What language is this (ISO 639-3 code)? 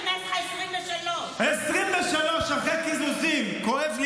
heb